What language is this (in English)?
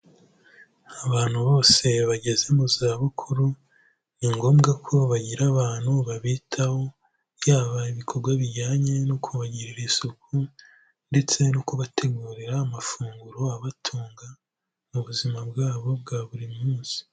Kinyarwanda